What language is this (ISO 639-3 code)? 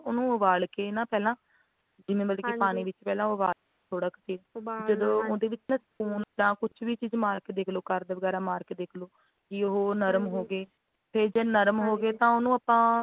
pan